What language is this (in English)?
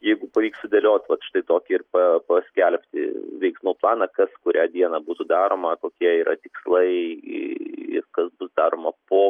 Lithuanian